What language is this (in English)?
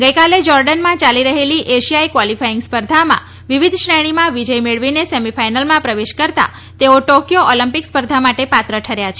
Gujarati